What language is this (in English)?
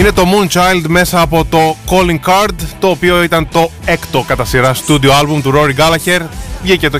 Greek